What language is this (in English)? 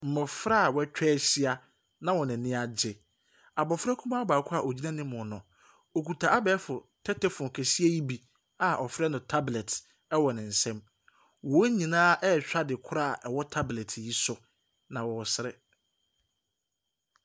Akan